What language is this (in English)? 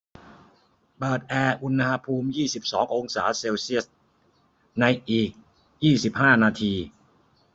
Thai